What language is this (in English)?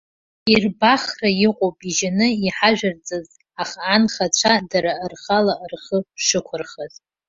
Abkhazian